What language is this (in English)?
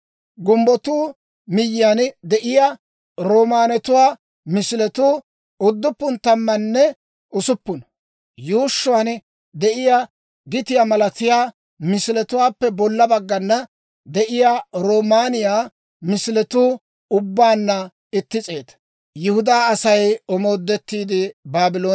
Dawro